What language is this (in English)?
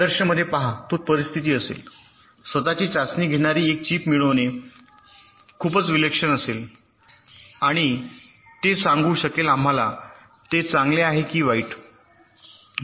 Marathi